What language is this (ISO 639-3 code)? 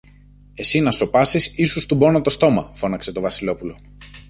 ell